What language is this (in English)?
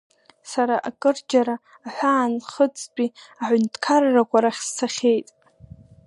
Abkhazian